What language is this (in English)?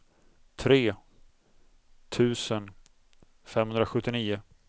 Swedish